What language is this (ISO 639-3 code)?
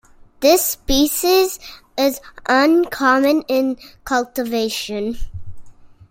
eng